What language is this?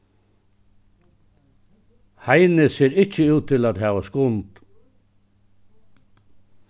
Faroese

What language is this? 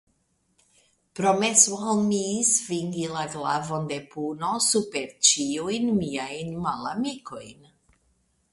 Esperanto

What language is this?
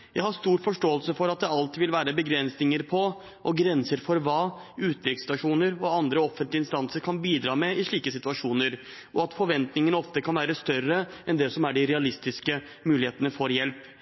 Norwegian Bokmål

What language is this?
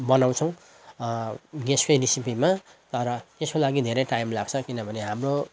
Nepali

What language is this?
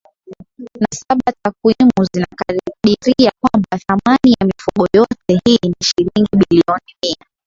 Swahili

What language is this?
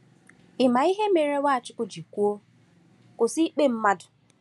Igbo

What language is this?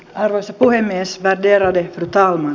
Finnish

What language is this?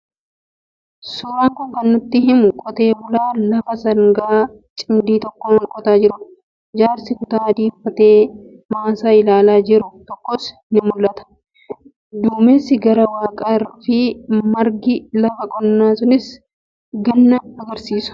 Oromo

